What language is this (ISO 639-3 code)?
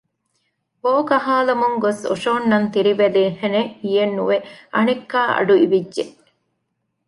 div